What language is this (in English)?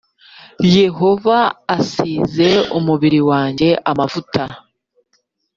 Kinyarwanda